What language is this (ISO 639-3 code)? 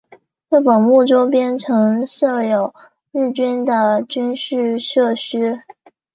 zho